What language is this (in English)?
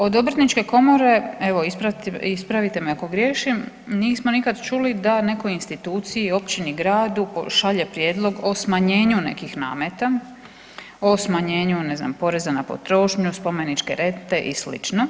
Croatian